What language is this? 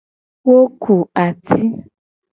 Gen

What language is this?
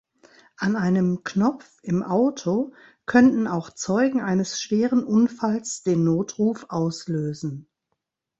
German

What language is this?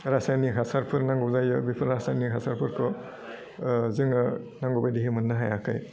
Bodo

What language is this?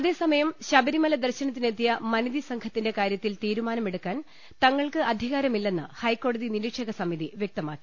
Malayalam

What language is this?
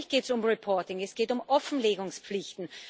German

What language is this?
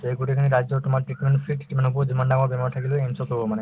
Assamese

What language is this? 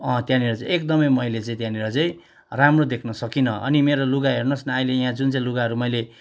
Nepali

